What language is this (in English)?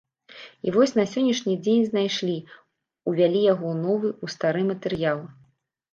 Belarusian